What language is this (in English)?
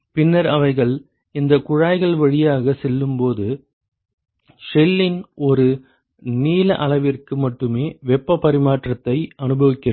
Tamil